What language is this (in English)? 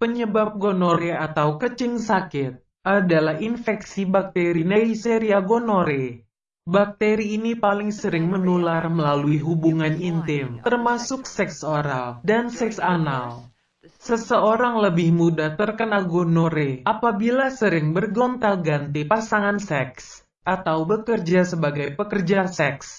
Indonesian